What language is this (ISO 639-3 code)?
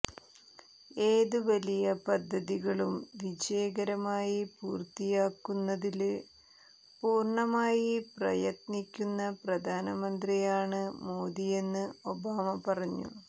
mal